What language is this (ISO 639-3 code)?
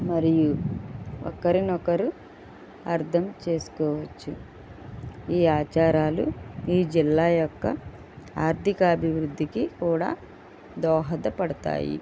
tel